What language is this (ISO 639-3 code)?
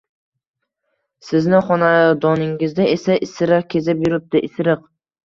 uzb